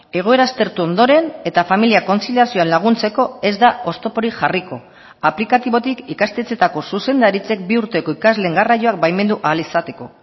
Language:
Basque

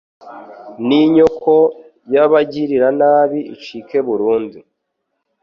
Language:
Kinyarwanda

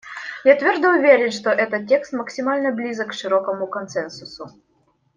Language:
Russian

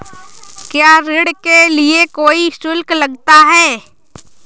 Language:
Hindi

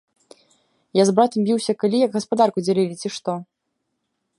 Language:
Belarusian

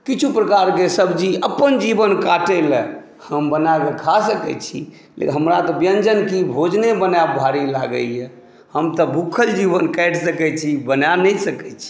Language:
Maithili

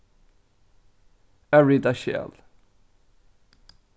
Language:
Faroese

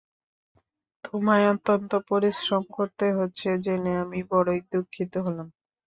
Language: Bangla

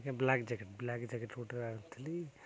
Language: Odia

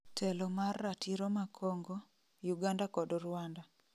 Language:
Luo (Kenya and Tanzania)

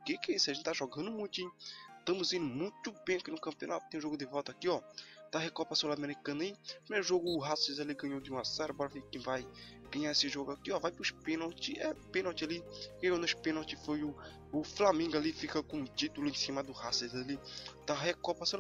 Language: Portuguese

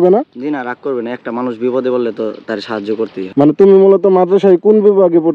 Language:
Arabic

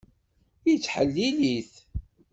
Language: Kabyle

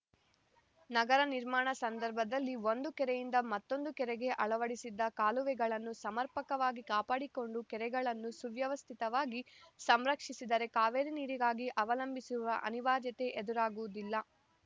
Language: Kannada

